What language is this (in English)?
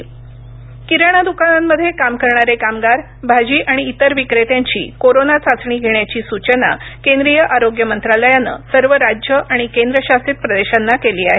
Marathi